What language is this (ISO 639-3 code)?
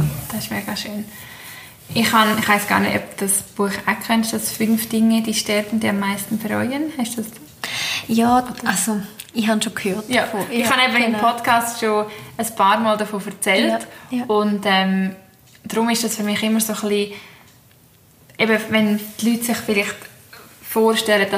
deu